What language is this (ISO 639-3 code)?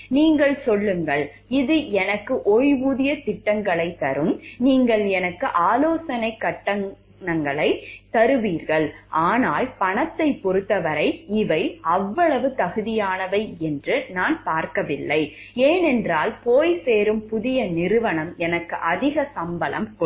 tam